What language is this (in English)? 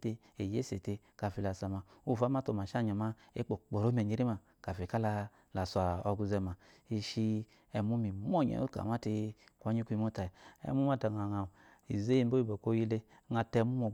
Eloyi